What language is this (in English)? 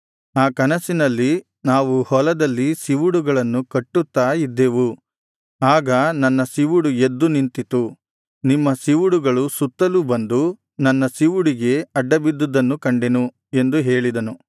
Kannada